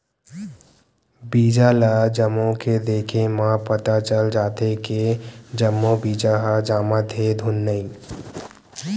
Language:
Chhattisgarhi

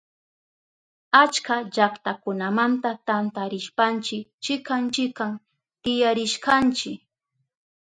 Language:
Southern Pastaza Quechua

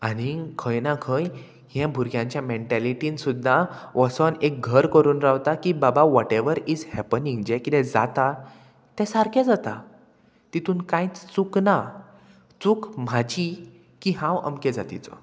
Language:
Konkani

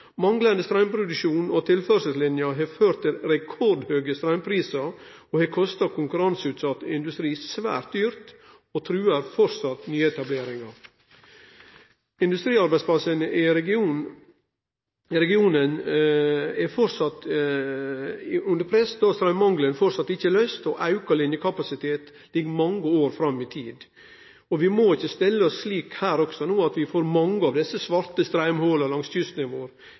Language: Norwegian Nynorsk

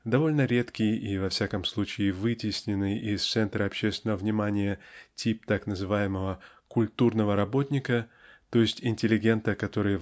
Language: Russian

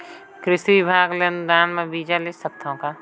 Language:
Chhattisgarhi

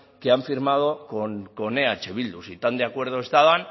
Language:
Spanish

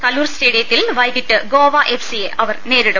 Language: Malayalam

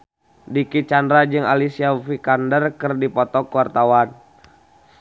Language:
Sundanese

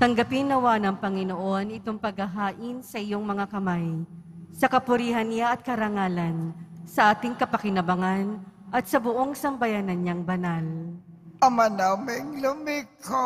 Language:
Filipino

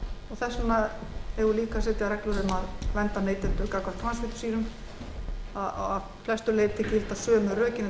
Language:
Icelandic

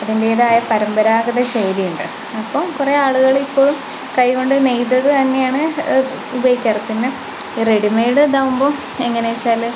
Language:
Malayalam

